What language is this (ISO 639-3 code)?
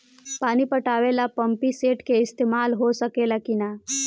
bho